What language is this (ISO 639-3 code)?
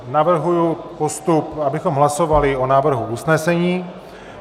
ces